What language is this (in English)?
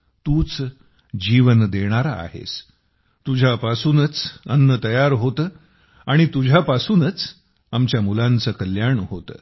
Marathi